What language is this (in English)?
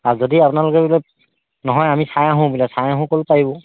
Assamese